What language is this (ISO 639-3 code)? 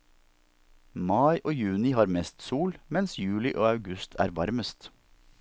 nor